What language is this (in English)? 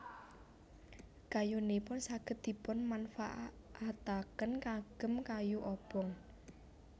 Javanese